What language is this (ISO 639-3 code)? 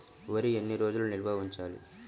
tel